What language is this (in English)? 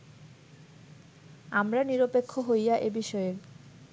Bangla